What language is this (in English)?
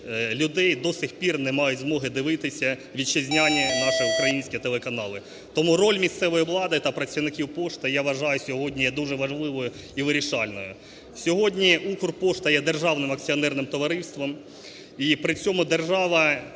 Ukrainian